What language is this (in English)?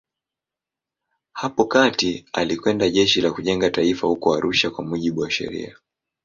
Swahili